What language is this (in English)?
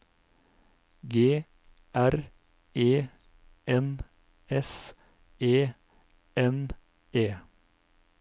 Norwegian